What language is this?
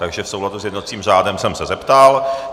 Czech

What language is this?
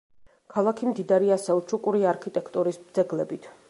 Georgian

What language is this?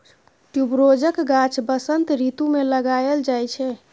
Maithili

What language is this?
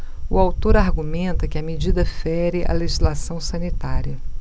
Portuguese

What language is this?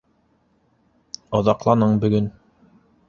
Bashkir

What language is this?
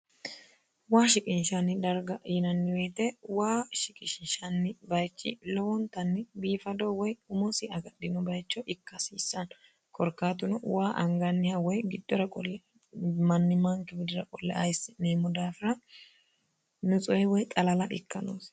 Sidamo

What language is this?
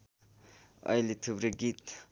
Nepali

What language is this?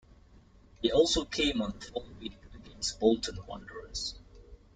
English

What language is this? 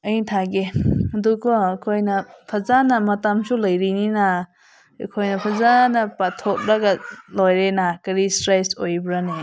Manipuri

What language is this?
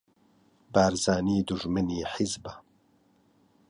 Central Kurdish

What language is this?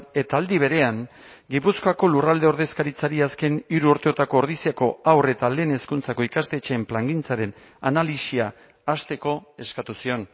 Basque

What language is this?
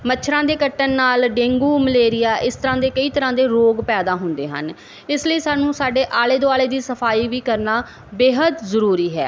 Punjabi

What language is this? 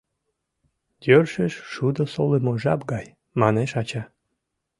Mari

